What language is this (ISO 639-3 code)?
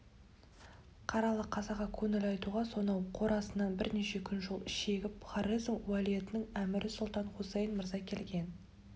kaz